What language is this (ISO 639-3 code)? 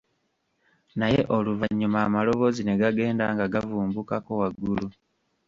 lug